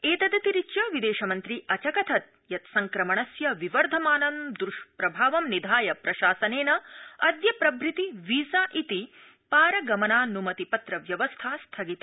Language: Sanskrit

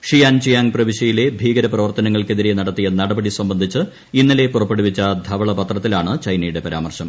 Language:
Malayalam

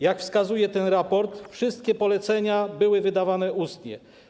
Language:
Polish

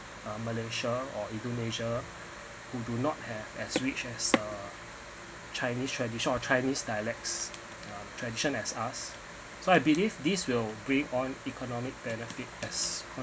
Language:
English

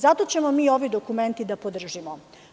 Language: Serbian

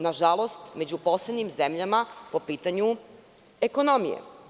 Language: Serbian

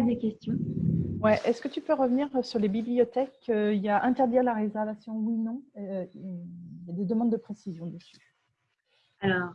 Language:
French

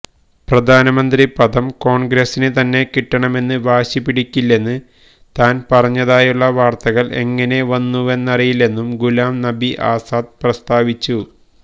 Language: Malayalam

